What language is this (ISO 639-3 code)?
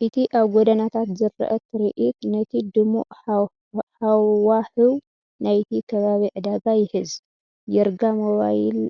tir